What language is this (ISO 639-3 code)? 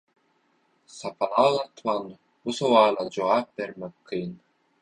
tuk